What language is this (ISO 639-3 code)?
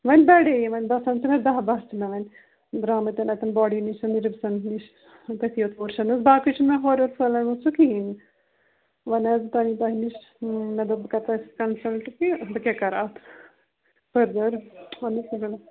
kas